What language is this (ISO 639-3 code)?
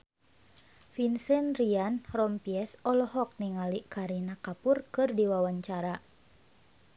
sun